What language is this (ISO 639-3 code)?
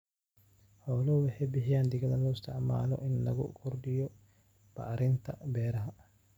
som